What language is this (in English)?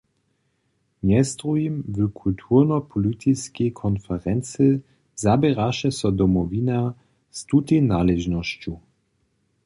Upper Sorbian